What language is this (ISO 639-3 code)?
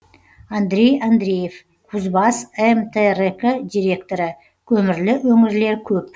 kaz